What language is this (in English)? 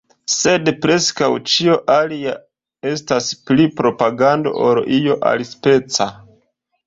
Esperanto